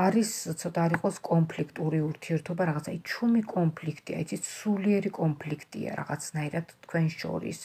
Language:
Romanian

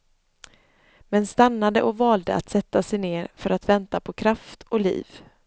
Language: Swedish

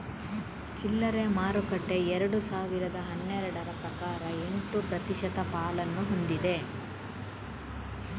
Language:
Kannada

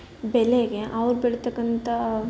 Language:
Kannada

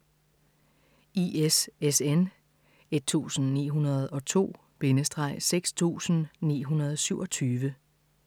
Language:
Danish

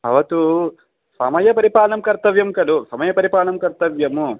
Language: Sanskrit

